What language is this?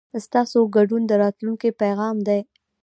Pashto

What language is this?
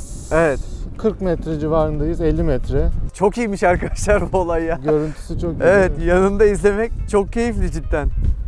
Turkish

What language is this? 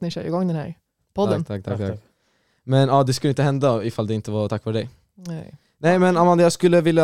Swedish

